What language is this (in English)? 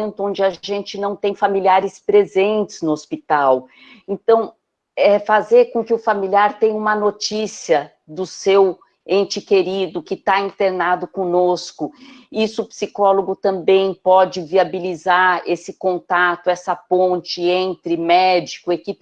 Portuguese